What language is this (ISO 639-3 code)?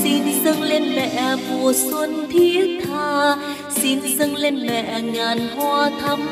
vie